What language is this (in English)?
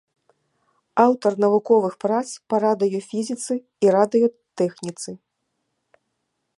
Belarusian